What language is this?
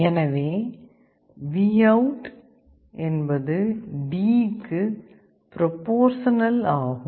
Tamil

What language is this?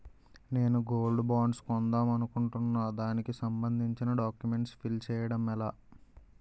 Telugu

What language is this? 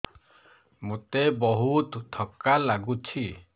Odia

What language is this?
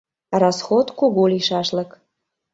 Mari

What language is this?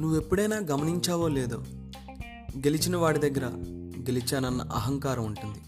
Telugu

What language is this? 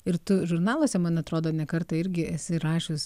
Lithuanian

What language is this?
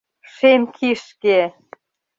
Mari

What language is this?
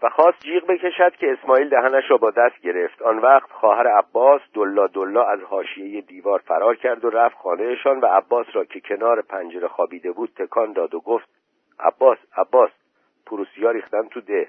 Persian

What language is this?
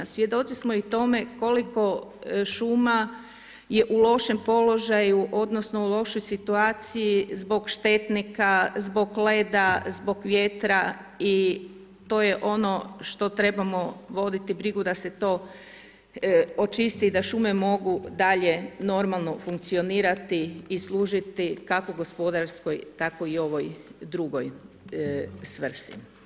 Croatian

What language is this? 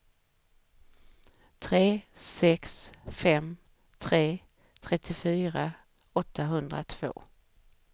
Swedish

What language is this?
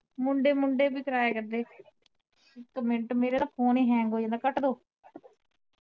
Punjabi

